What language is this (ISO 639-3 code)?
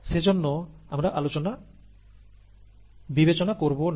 ben